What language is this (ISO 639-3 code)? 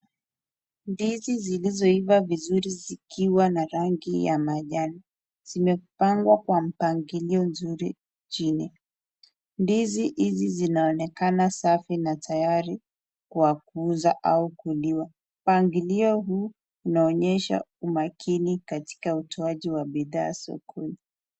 swa